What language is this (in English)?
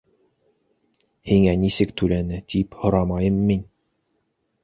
Bashkir